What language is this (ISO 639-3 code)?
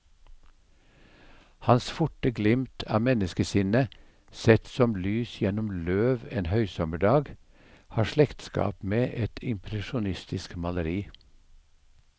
nor